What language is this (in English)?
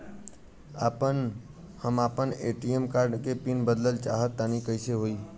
Bhojpuri